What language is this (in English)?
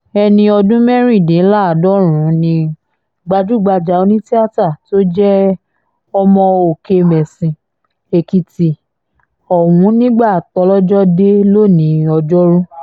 Yoruba